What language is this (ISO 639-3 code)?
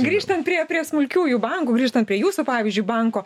lit